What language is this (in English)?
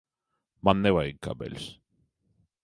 Latvian